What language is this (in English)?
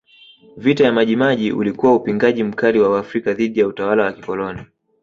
Swahili